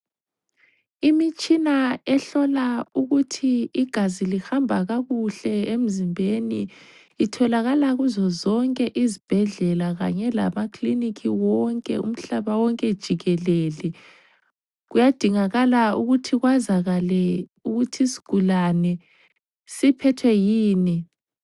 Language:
North Ndebele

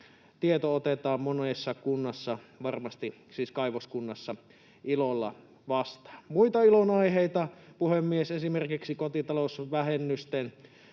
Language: Finnish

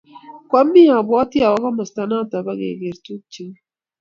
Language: Kalenjin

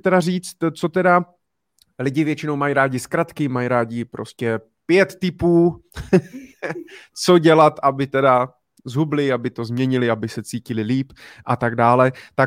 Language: Czech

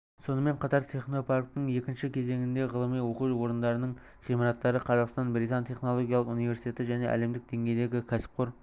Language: Kazakh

